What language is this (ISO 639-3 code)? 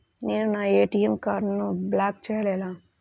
tel